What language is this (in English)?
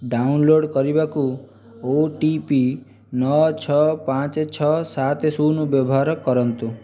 Odia